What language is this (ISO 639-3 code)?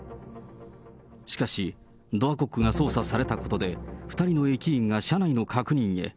jpn